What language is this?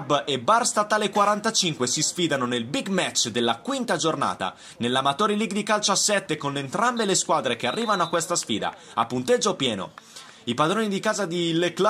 Italian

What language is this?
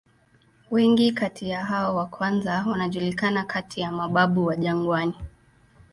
Swahili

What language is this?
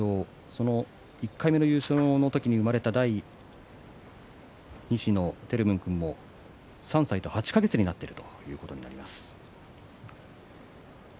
Japanese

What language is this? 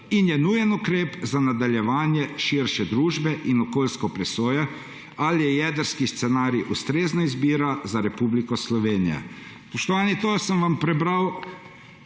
Slovenian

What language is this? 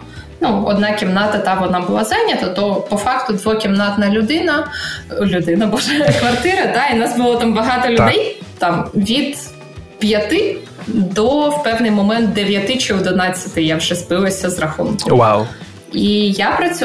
Ukrainian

